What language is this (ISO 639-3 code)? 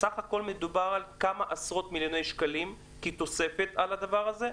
heb